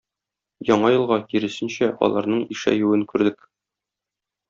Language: Tatar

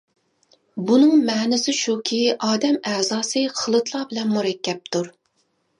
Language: Uyghur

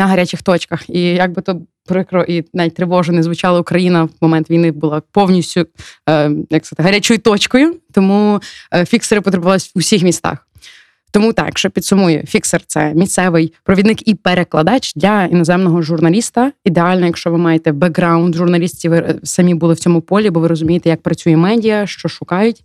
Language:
Ukrainian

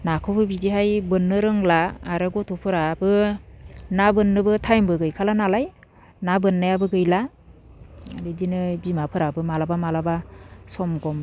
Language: Bodo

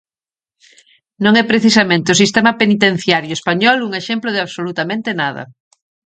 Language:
Galician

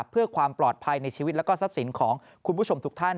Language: Thai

